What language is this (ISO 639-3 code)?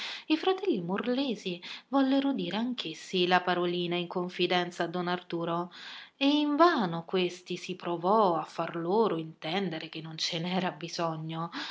ita